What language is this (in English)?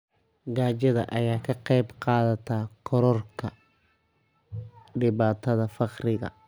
Somali